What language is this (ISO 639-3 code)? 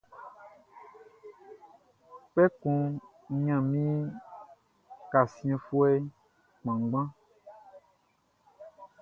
bci